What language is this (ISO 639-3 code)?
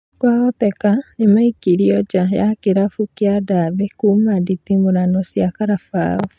kik